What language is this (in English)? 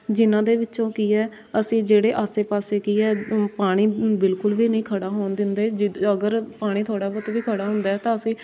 Punjabi